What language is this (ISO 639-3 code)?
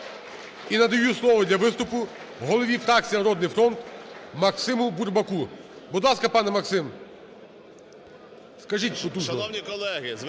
ukr